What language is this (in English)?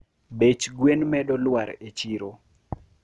Luo (Kenya and Tanzania)